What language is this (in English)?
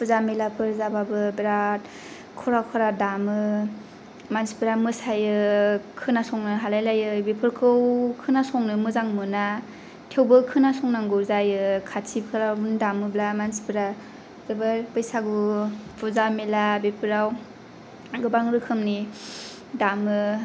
Bodo